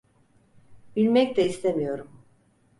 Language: Turkish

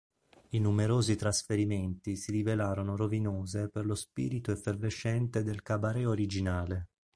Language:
Italian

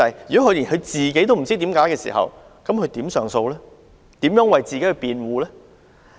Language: Cantonese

